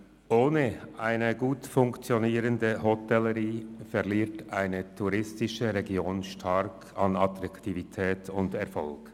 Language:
Swiss German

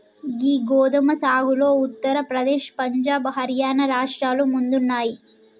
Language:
Telugu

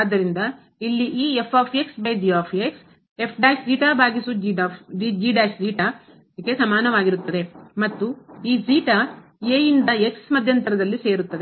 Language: Kannada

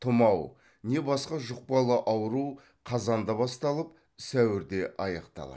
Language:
Kazakh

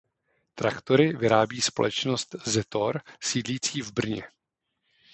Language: Czech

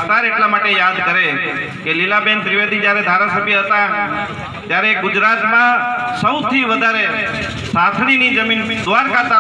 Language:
Hindi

